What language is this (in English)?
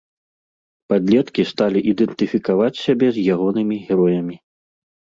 Belarusian